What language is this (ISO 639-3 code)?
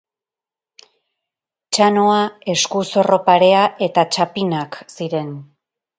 eus